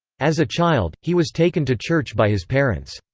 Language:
English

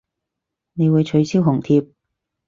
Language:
Cantonese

